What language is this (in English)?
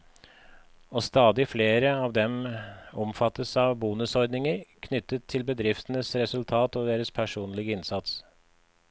Norwegian